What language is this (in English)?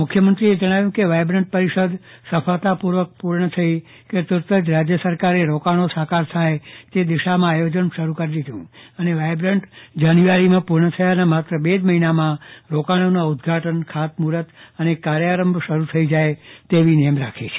Gujarati